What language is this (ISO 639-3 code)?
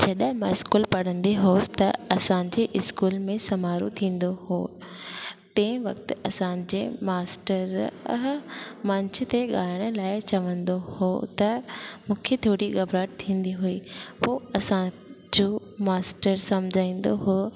snd